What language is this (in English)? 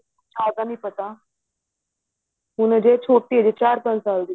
Punjabi